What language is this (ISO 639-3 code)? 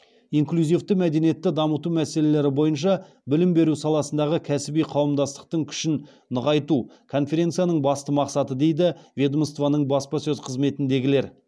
kaz